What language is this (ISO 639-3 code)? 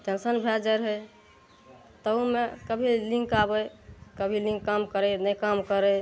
mai